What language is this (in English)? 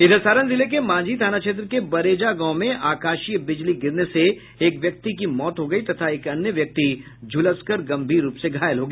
Hindi